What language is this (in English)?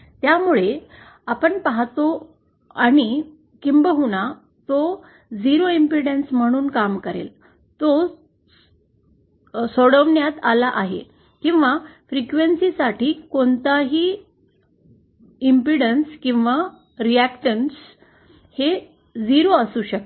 Marathi